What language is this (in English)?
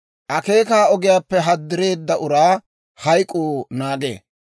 Dawro